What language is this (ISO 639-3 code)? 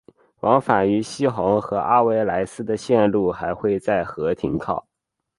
zho